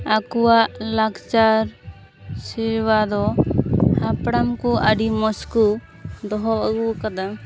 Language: Santali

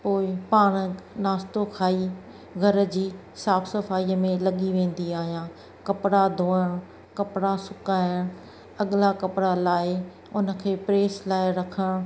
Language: Sindhi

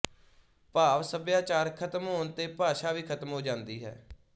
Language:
Punjabi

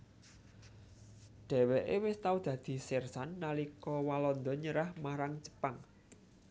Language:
Javanese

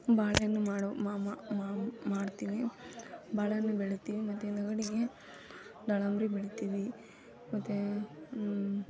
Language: Kannada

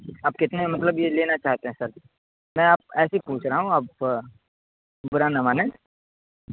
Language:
Urdu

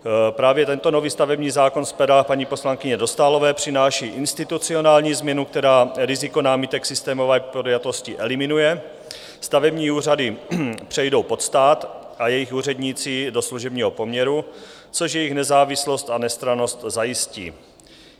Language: Czech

